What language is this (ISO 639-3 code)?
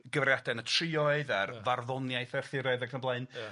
cym